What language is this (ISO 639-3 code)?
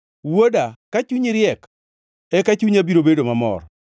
luo